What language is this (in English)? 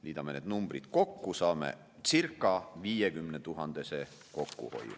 Estonian